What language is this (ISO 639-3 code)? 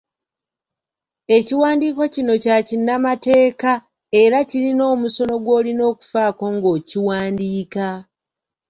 lug